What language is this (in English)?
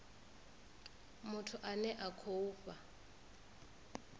Venda